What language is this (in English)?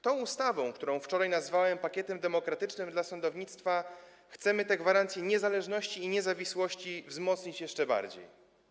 Polish